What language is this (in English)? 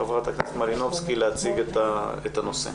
Hebrew